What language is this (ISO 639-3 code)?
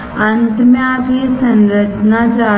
hin